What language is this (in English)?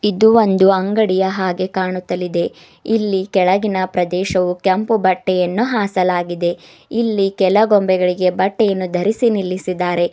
Kannada